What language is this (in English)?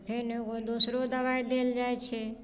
Maithili